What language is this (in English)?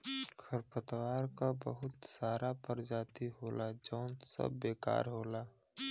Bhojpuri